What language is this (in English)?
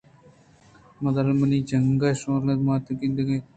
Eastern Balochi